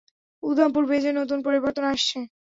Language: Bangla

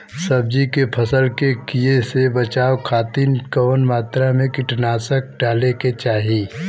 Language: Bhojpuri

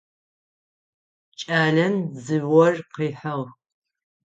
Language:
Adyghe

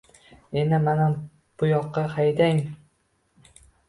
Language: Uzbek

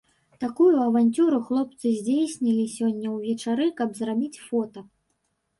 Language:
Belarusian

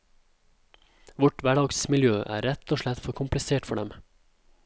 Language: Norwegian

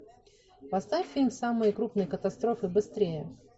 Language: Russian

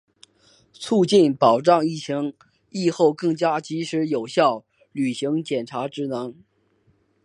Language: Chinese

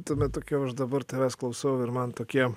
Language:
Lithuanian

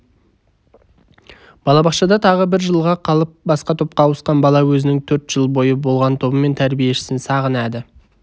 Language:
Kazakh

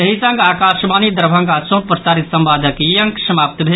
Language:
Maithili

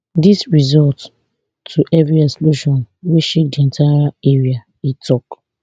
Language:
Nigerian Pidgin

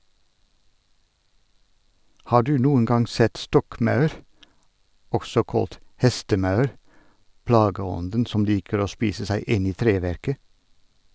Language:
Norwegian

